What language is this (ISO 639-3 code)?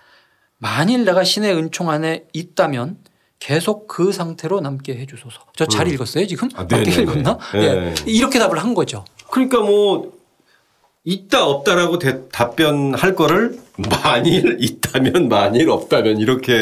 kor